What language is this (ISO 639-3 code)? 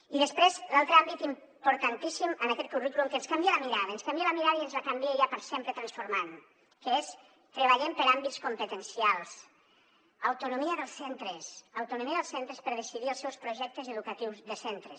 cat